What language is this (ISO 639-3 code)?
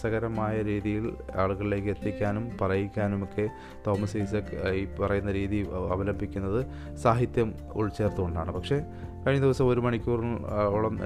mal